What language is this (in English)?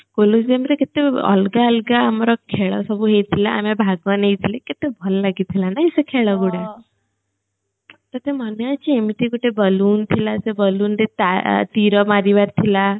Odia